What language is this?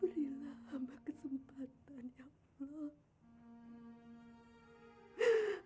Indonesian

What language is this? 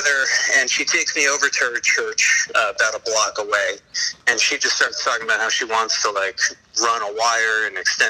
English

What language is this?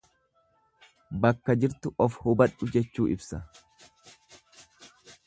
Oromo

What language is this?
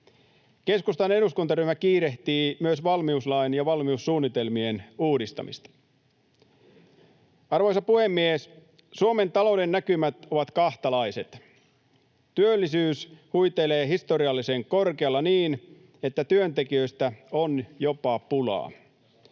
Finnish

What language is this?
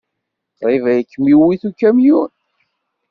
Kabyle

